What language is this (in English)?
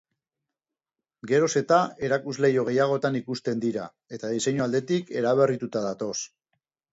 Basque